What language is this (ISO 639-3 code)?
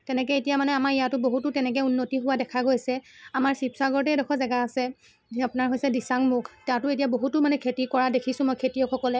asm